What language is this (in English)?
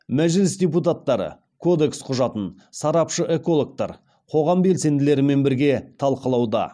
Kazakh